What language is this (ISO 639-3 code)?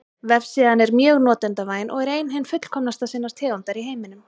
isl